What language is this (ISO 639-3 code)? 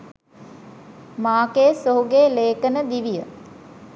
sin